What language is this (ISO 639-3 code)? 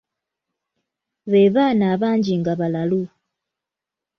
lug